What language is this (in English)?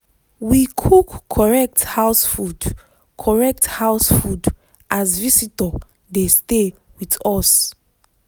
Nigerian Pidgin